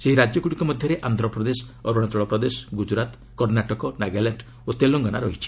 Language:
Odia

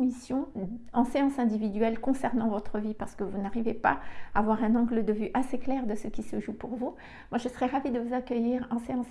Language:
French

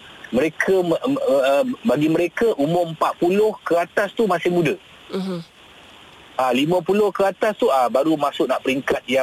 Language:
Malay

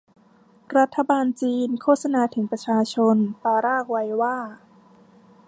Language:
Thai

